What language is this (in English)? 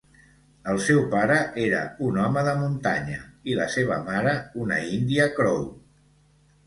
Catalan